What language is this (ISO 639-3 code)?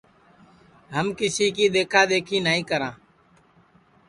ssi